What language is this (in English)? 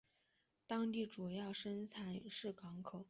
Chinese